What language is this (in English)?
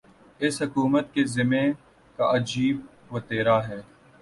Urdu